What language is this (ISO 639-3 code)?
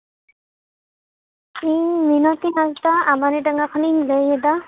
sat